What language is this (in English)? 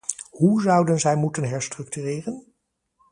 Dutch